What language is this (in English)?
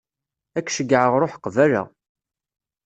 Kabyle